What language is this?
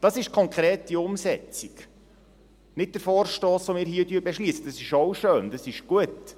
Swiss German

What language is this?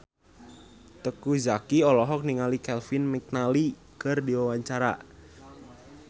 Sundanese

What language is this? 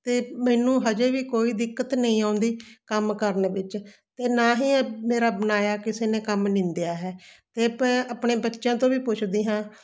Punjabi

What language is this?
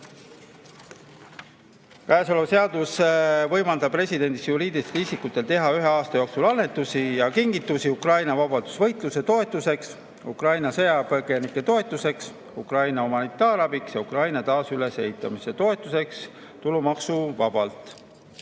Estonian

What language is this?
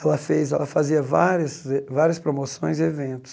Portuguese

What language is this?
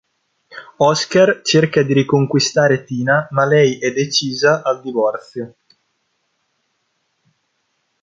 Italian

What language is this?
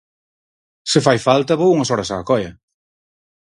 Galician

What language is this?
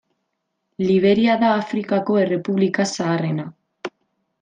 Basque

